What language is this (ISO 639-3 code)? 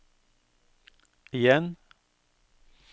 nor